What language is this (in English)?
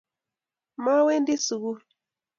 Kalenjin